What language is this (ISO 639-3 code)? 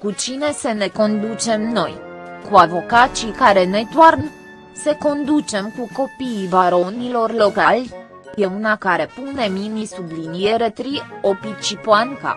ron